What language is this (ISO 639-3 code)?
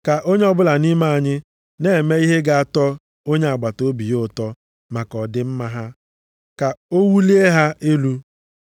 ibo